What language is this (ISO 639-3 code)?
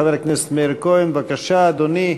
heb